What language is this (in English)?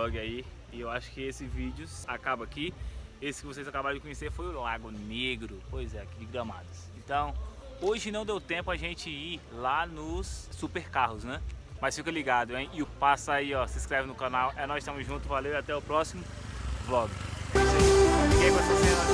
Portuguese